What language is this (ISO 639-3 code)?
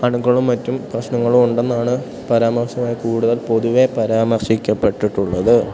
mal